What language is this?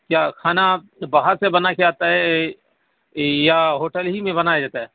Urdu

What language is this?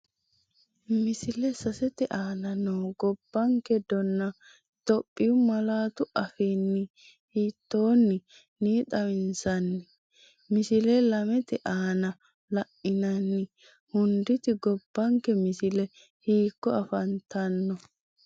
Sidamo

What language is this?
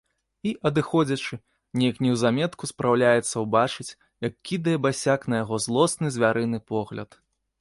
Belarusian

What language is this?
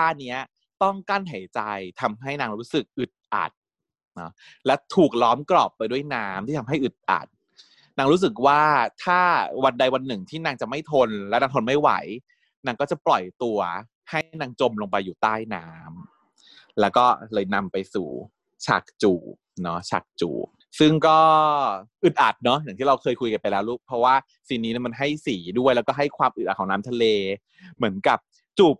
Thai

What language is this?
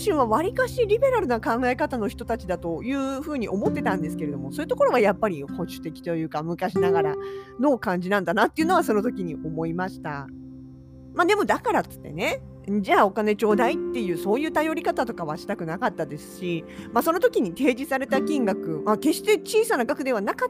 Japanese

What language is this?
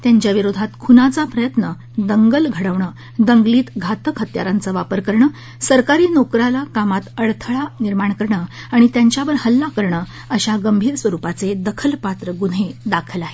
Marathi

